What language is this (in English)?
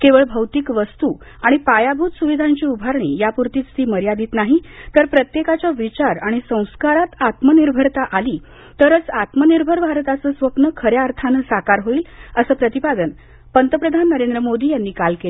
Marathi